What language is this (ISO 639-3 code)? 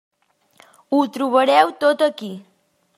cat